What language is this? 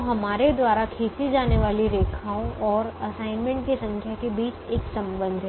Hindi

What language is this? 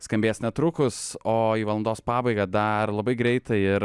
Lithuanian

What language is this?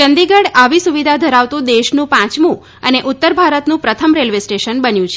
Gujarati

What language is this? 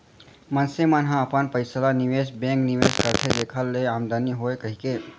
Chhattisgarhi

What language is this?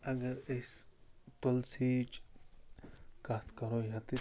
Kashmiri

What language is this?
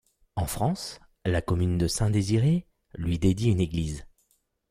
French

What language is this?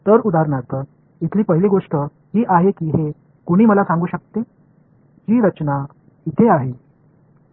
Marathi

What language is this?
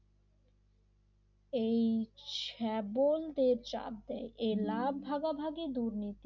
Bangla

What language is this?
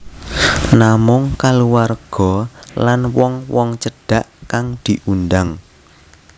Javanese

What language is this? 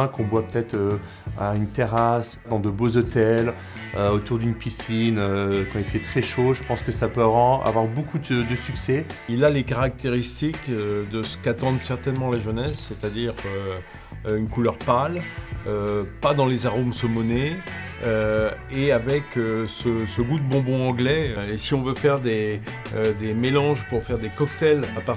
French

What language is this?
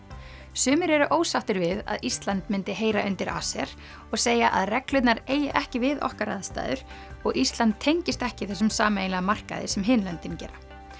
Icelandic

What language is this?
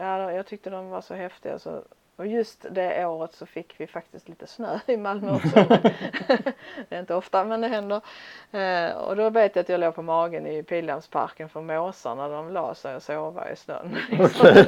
Swedish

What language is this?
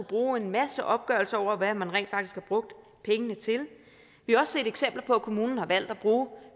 Danish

